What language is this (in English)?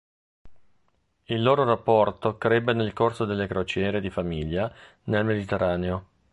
Italian